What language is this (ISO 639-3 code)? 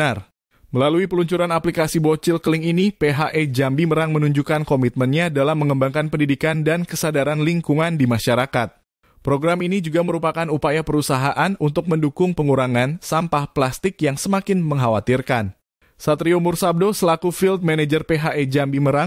ind